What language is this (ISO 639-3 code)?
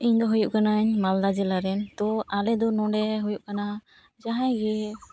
sat